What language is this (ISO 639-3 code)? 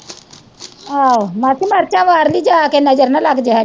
pan